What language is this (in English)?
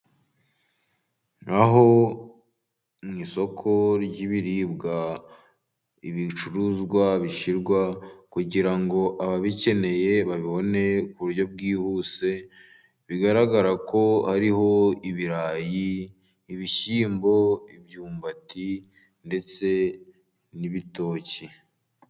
Kinyarwanda